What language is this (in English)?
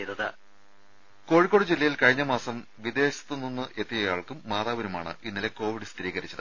Malayalam